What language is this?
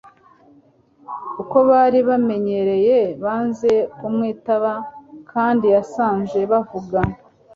Kinyarwanda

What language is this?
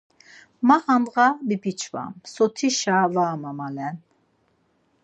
Laz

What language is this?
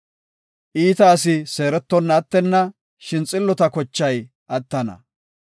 Gofa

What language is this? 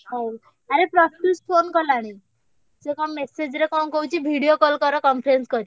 Odia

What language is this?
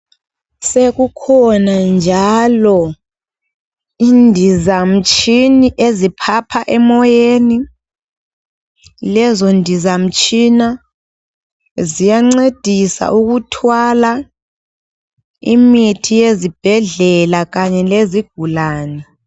North Ndebele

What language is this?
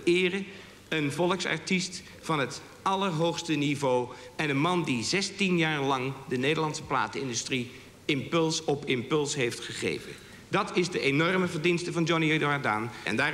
Dutch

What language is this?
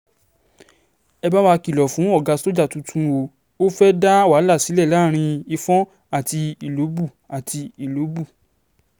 Yoruba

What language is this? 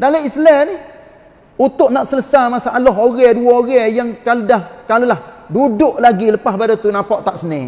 Malay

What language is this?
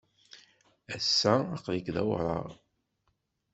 Kabyle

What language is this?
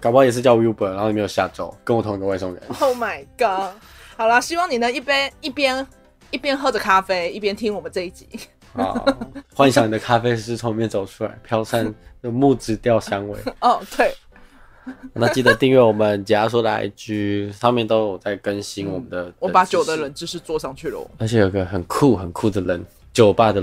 Chinese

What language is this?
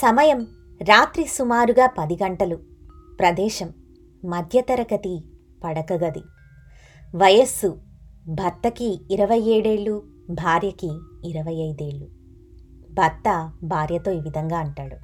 Telugu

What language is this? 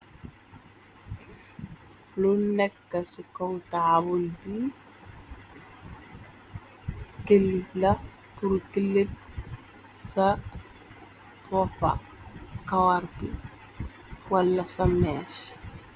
Wolof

